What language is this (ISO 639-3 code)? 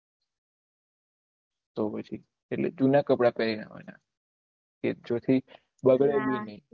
guj